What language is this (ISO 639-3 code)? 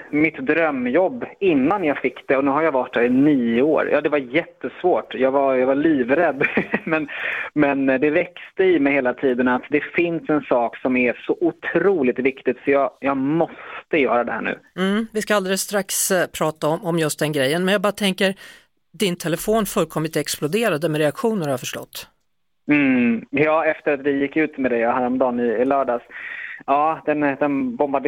swe